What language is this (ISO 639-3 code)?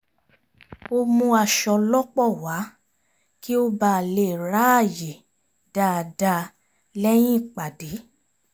yor